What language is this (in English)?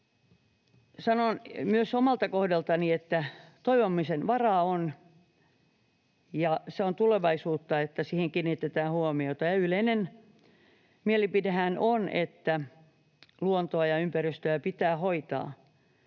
Finnish